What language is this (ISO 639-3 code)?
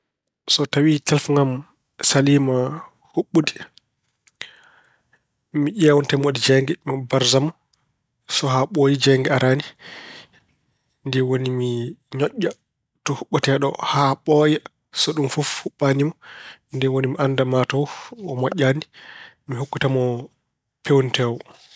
ful